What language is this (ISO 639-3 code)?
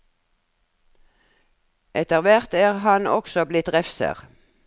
nor